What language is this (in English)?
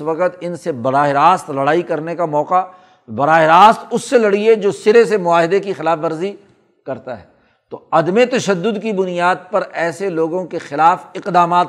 Urdu